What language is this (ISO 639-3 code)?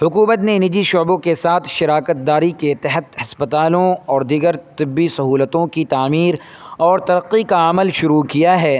urd